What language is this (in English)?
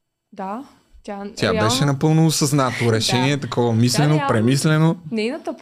Bulgarian